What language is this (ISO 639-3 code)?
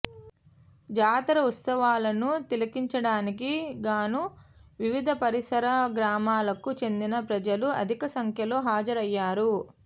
tel